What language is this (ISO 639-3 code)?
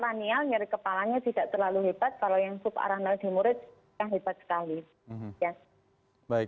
ind